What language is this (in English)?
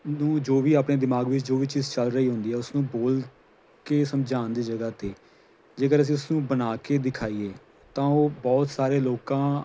Punjabi